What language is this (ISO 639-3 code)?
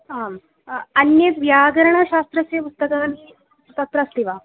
san